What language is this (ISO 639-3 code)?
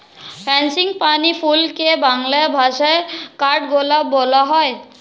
ben